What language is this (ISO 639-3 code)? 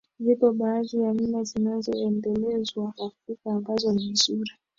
swa